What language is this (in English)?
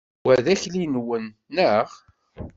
Kabyle